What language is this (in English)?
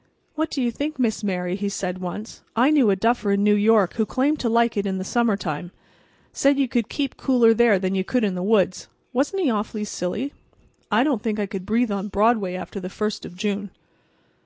English